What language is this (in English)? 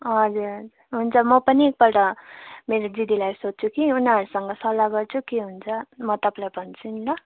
Nepali